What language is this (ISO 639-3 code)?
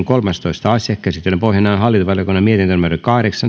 fin